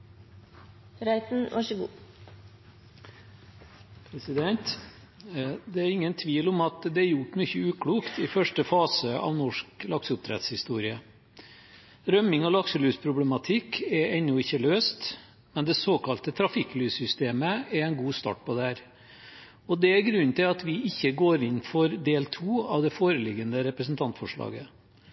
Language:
Norwegian Bokmål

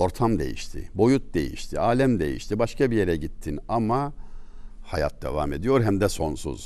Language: Turkish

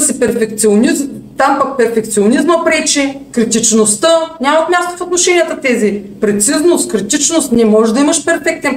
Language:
Bulgarian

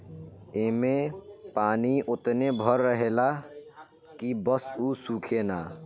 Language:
Bhojpuri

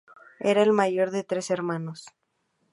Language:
Spanish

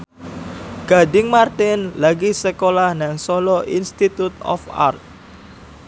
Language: Javanese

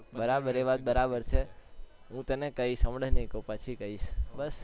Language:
Gujarati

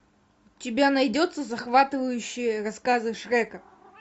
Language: Russian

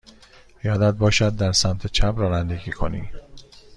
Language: Persian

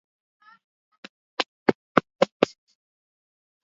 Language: Swahili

